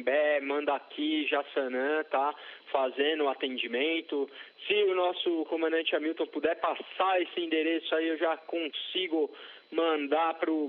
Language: Portuguese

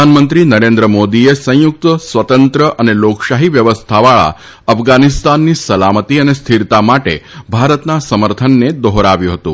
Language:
Gujarati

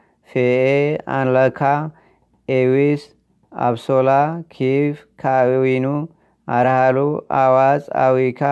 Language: Amharic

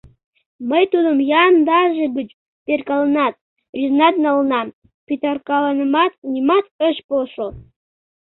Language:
Mari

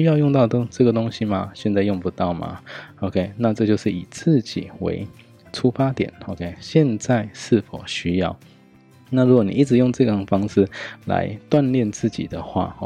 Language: Chinese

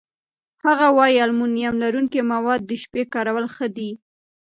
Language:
Pashto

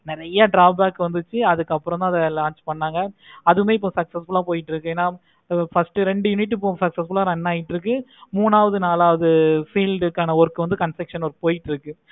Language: Tamil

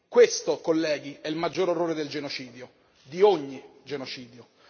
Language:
Italian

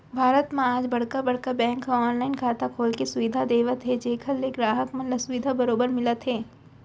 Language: Chhattisgarhi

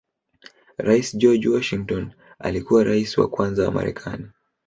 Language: Swahili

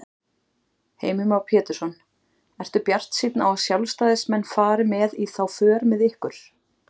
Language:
Icelandic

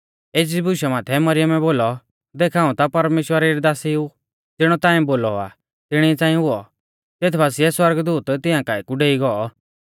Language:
Mahasu Pahari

